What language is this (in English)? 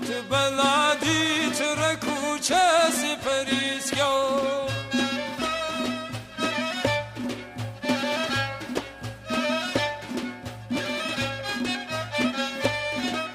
Persian